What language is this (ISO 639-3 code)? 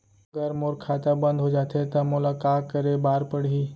hne